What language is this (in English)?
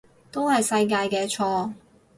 Cantonese